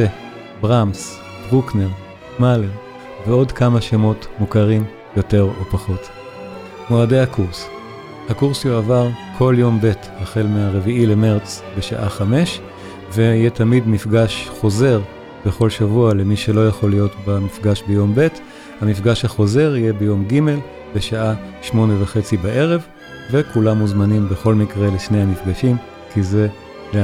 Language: Hebrew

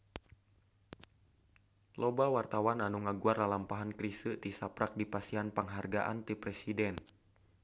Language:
Sundanese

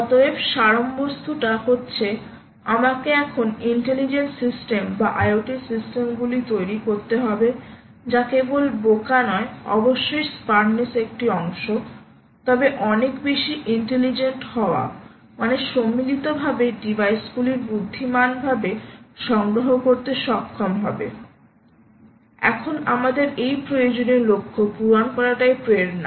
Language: Bangla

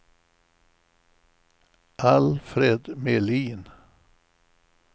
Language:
Swedish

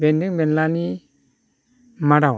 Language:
Bodo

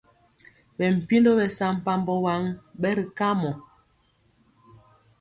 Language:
Mpiemo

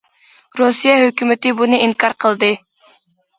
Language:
Uyghur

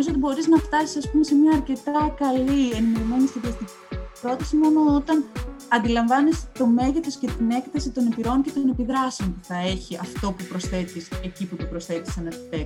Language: Greek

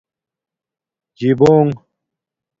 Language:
Domaaki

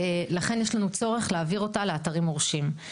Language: Hebrew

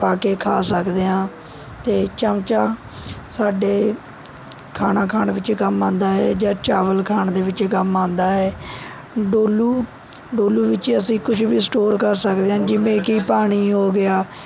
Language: Punjabi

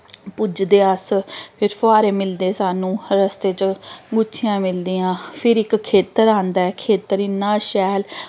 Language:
Dogri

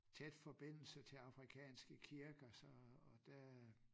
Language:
Danish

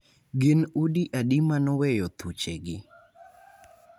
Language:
Luo (Kenya and Tanzania)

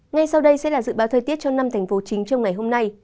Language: Vietnamese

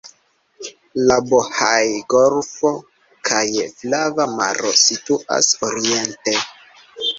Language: Esperanto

